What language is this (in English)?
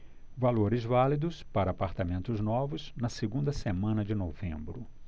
Portuguese